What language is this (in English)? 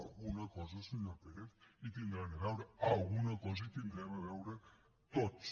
Catalan